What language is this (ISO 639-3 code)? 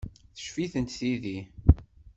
kab